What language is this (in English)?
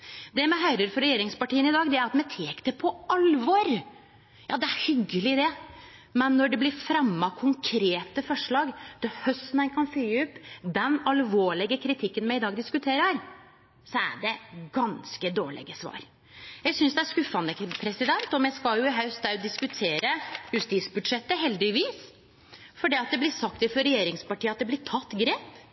Norwegian Nynorsk